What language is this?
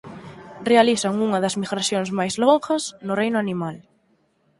Galician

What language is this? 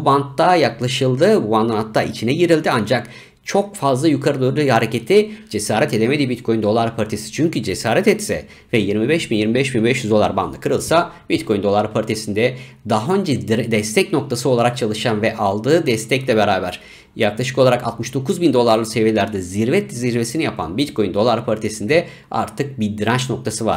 Turkish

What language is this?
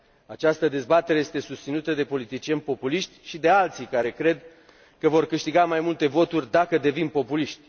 Romanian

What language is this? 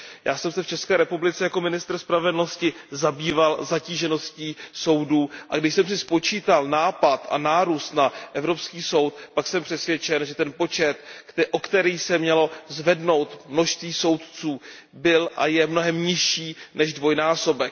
Czech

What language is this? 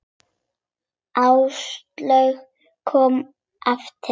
Icelandic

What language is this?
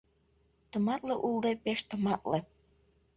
Mari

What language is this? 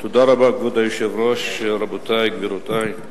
Hebrew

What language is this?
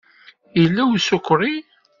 Kabyle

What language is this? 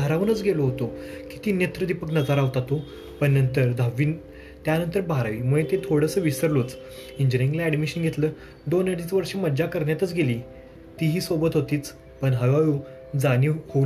Marathi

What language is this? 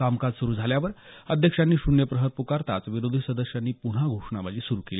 Marathi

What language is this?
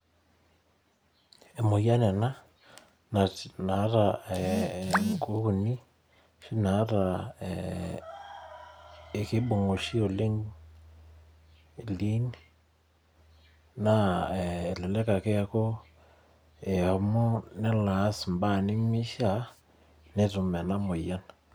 Masai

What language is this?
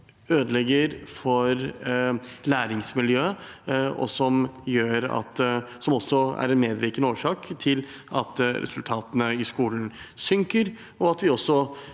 Norwegian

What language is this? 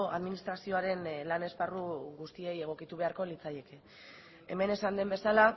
Basque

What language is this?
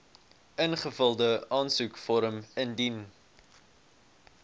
Afrikaans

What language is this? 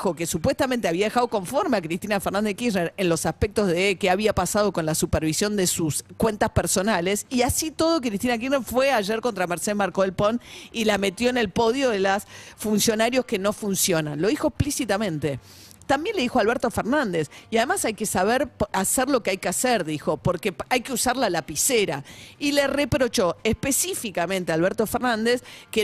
Spanish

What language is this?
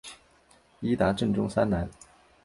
Chinese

